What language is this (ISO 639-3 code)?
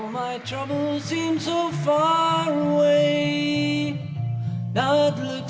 vie